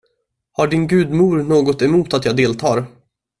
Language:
Swedish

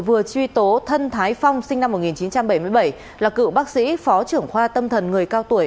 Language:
Vietnamese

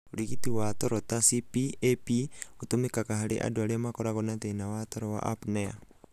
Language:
Kikuyu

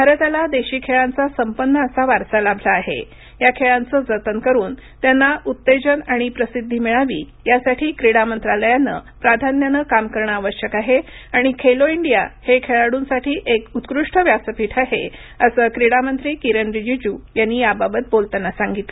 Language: Marathi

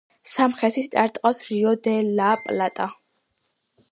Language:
Georgian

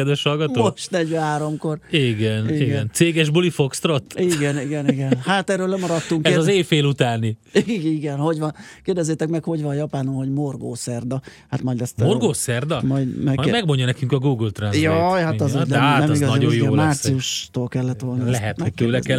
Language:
Hungarian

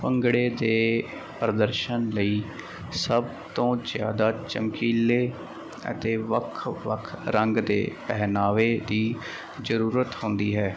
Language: Punjabi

